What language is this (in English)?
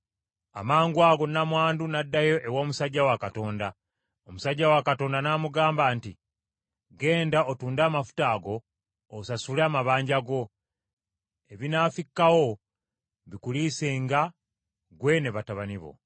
Ganda